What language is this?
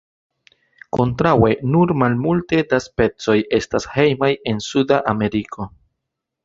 Esperanto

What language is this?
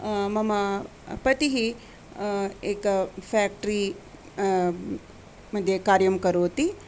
Sanskrit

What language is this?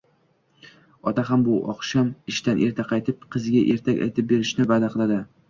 Uzbek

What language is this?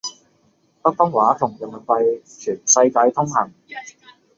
Cantonese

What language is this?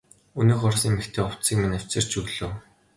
Mongolian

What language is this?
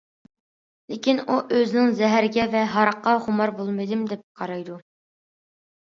Uyghur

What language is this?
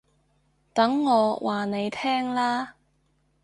Cantonese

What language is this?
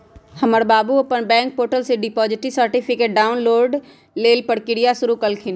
Magahi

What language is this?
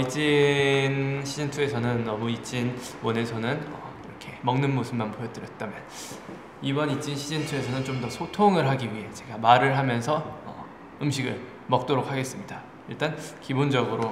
Korean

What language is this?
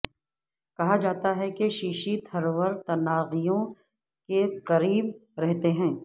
Urdu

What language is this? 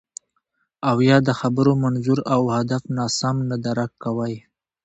Pashto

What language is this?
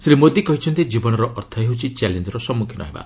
Odia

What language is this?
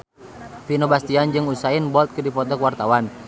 Sundanese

